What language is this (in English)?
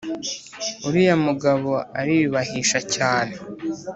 Kinyarwanda